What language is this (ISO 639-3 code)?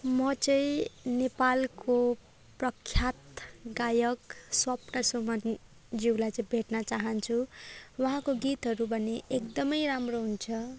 nep